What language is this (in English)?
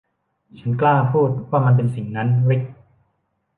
Thai